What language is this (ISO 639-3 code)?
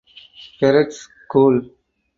eng